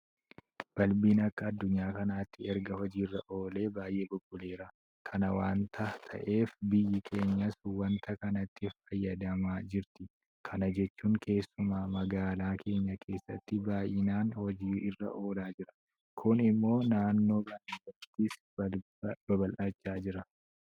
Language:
Oromo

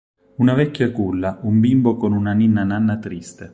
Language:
Italian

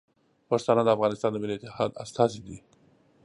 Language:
Pashto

